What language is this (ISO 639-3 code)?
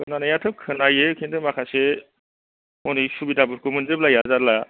brx